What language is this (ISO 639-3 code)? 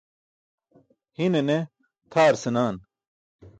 bsk